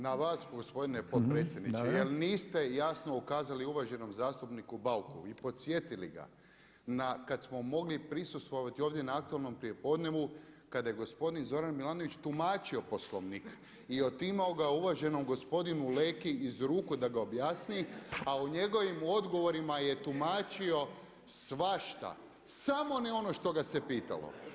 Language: Croatian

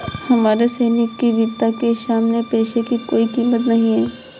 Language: Hindi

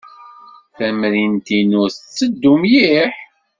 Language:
Kabyle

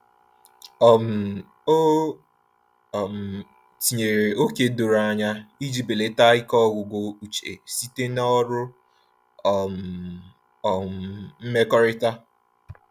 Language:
Igbo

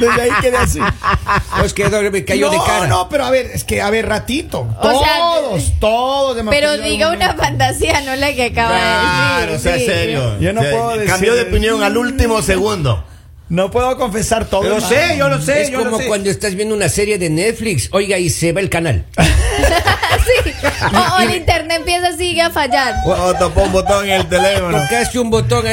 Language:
Spanish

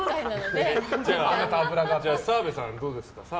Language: Japanese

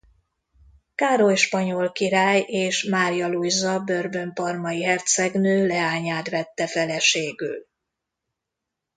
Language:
Hungarian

